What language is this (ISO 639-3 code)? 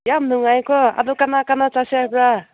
mni